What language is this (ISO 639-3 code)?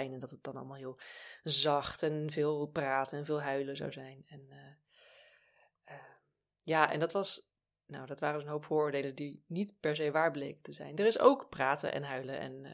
nld